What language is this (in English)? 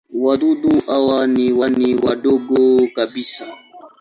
Swahili